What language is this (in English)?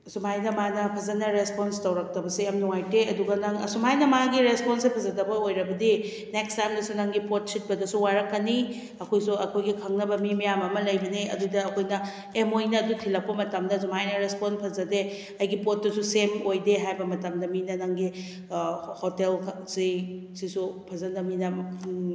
Manipuri